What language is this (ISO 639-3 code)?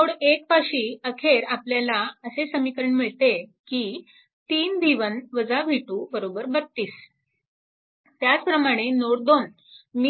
mar